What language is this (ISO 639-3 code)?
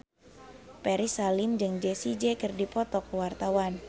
sun